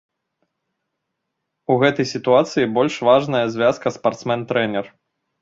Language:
Belarusian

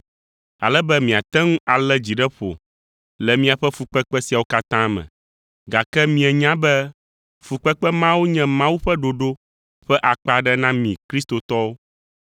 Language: Ewe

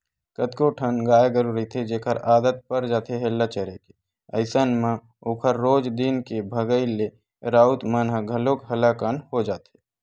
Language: Chhattisgarhi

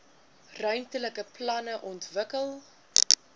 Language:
Afrikaans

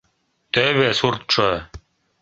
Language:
Mari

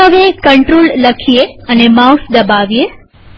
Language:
Gujarati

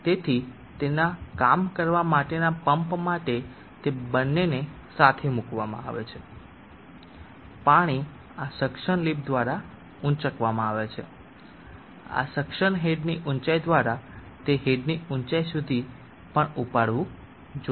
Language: Gujarati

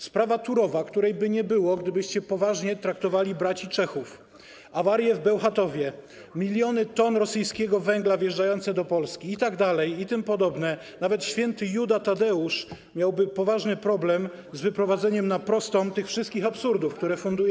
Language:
Polish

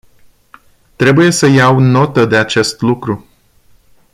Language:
Romanian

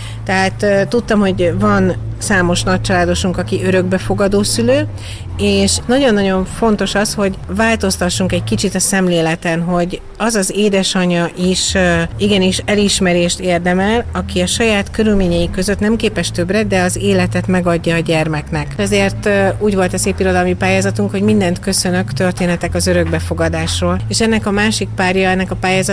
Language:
Hungarian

